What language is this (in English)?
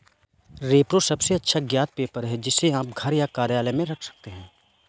Hindi